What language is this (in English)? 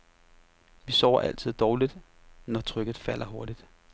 Danish